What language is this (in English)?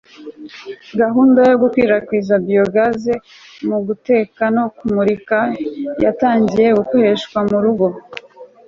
Kinyarwanda